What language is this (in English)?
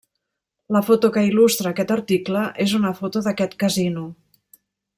Catalan